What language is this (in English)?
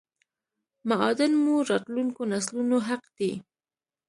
Pashto